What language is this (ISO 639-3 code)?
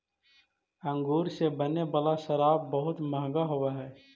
mag